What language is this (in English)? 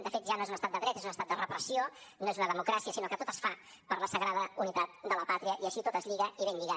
Catalan